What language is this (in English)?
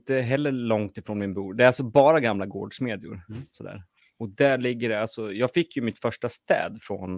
Swedish